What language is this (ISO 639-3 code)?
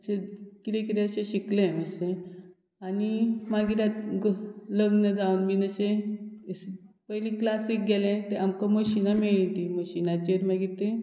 kok